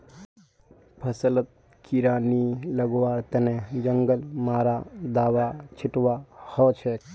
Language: Magahi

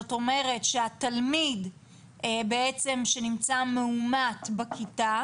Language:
Hebrew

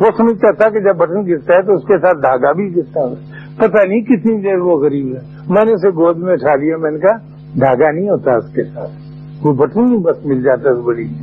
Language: Urdu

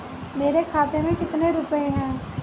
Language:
Hindi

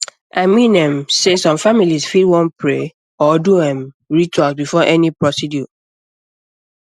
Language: Nigerian Pidgin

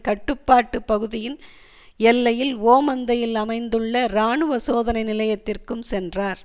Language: Tamil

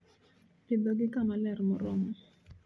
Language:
Luo (Kenya and Tanzania)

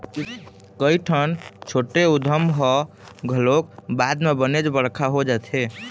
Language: Chhattisgarhi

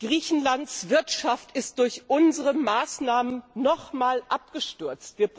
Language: German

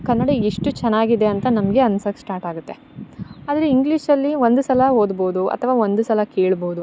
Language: Kannada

